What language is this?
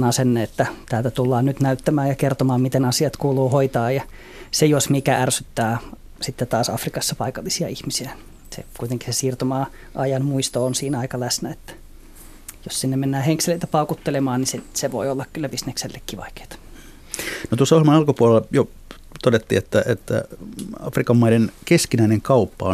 Finnish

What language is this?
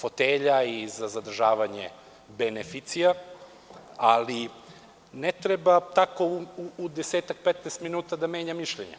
Serbian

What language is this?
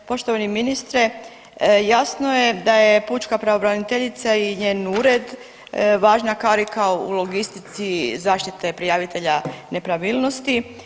Croatian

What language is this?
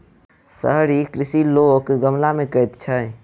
Maithili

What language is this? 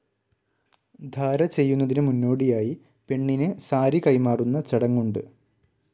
Malayalam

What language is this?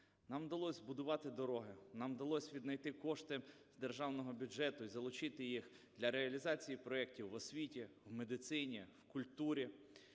Ukrainian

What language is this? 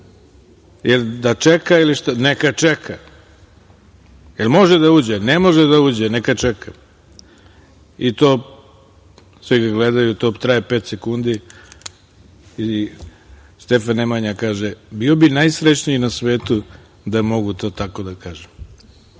Serbian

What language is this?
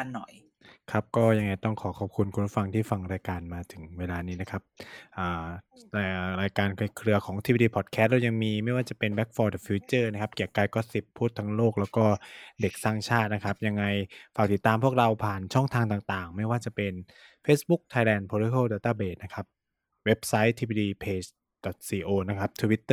Thai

